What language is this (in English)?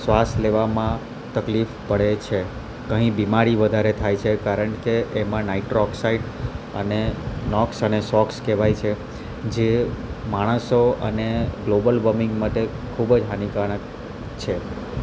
Gujarati